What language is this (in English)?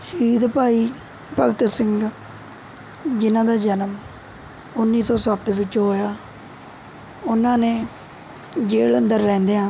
Punjabi